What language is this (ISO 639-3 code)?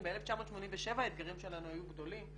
heb